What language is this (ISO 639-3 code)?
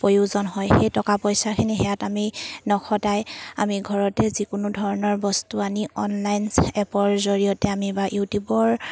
asm